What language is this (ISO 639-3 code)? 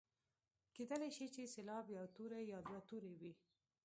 pus